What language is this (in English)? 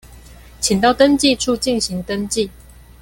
Chinese